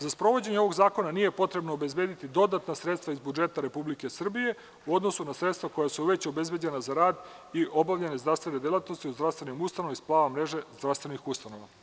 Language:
Serbian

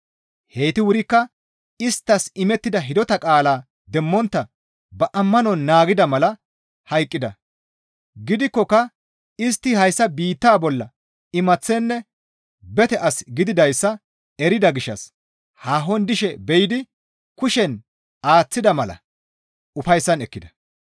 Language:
Gamo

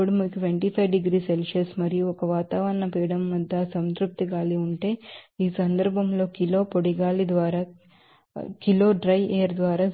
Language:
Telugu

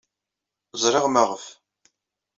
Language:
Kabyle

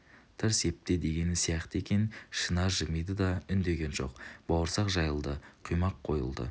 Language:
Kazakh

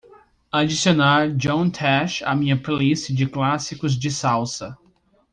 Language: Portuguese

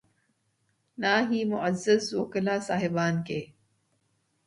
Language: Urdu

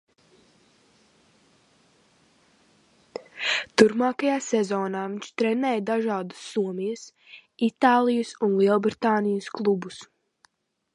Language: Latvian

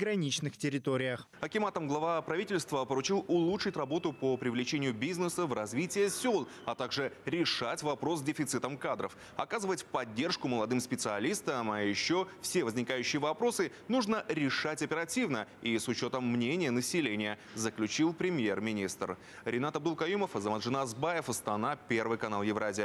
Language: Russian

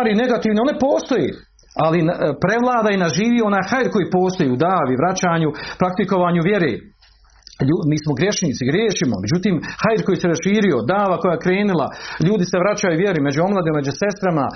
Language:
Croatian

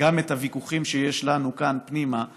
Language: Hebrew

